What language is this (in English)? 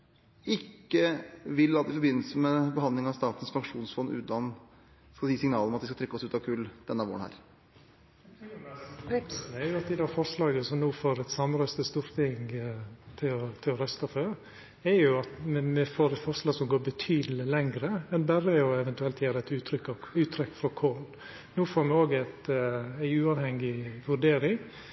Norwegian